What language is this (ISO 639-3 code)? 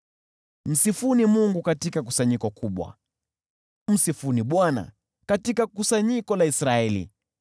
swa